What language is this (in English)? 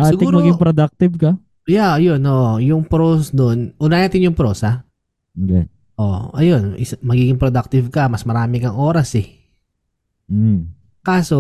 Filipino